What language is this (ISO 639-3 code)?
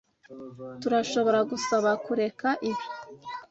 kin